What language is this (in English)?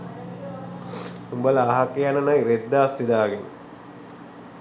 Sinhala